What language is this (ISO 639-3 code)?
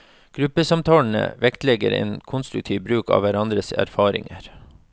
nor